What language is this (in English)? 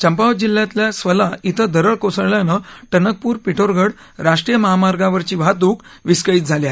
Marathi